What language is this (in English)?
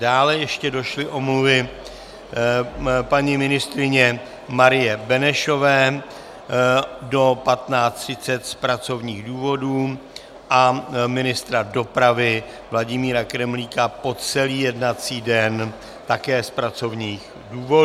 Czech